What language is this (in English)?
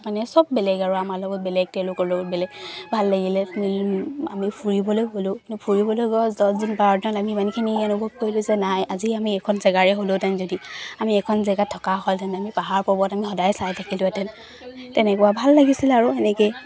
Assamese